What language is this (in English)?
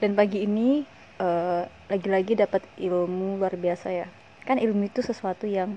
Indonesian